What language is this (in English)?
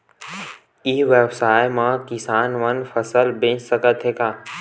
Chhattisgarhi